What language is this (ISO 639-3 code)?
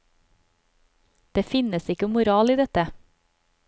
nor